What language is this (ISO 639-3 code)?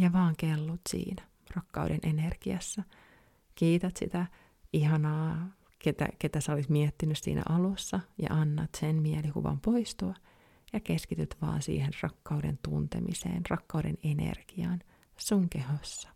fin